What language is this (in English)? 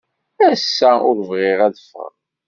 Kabyle